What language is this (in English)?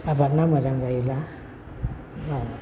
Bodo